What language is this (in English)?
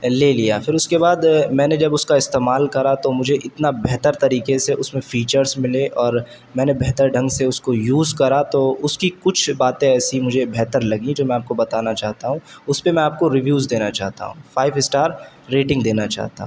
Urdu